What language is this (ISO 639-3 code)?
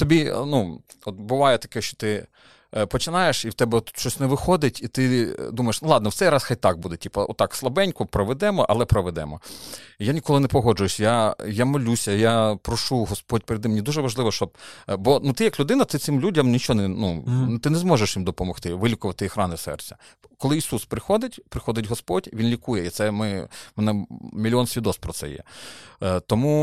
ukr